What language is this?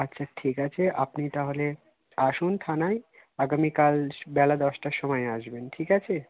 Bangla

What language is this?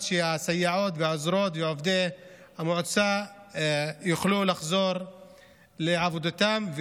Hebrew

